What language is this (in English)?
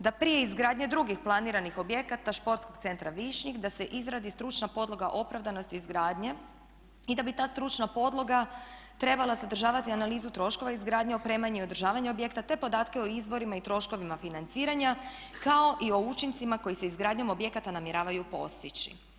Croatian